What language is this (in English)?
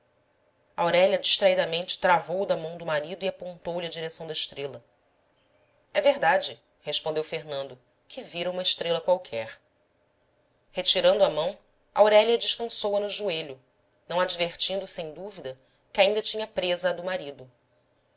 Portuguese